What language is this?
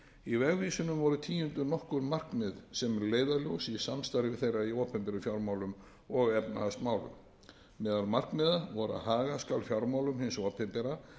Icelandic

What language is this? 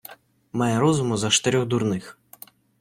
Ukrainian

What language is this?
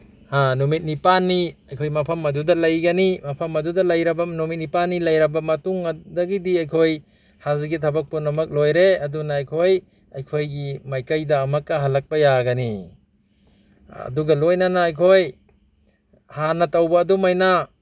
Manipuri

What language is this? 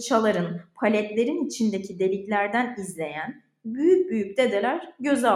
Turkish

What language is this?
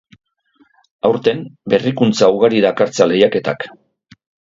Basque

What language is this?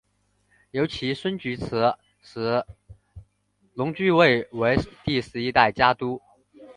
Chinese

